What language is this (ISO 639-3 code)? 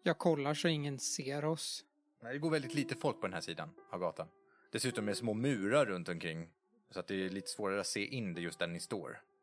swe